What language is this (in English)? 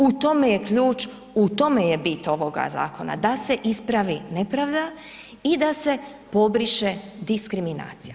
Croatian